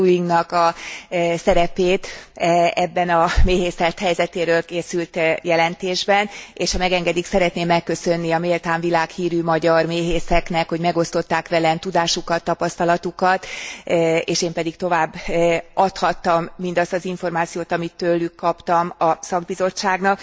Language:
Hungarian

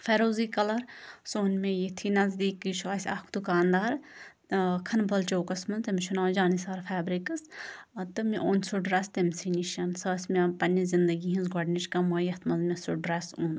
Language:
Kashmiri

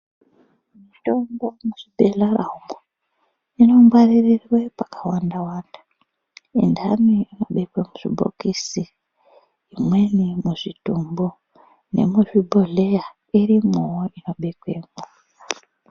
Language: Ndau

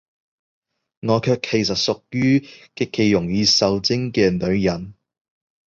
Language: Cantonese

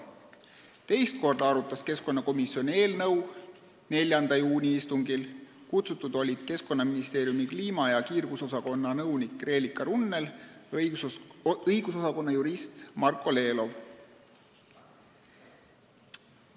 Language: Estonian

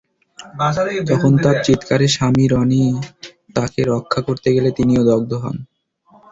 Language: Bangla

